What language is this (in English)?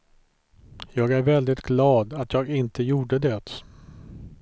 Swedish